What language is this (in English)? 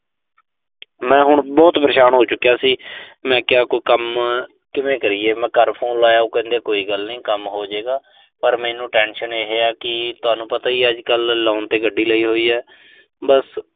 Punjabi